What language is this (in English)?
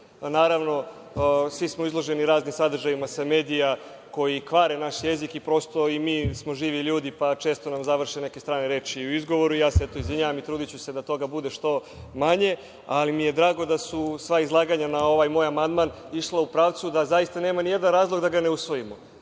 Serbian